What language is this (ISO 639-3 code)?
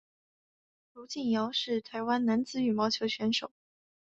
zho